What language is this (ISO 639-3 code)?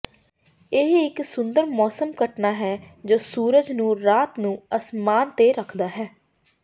pan